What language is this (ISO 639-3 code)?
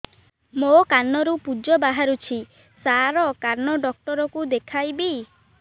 ori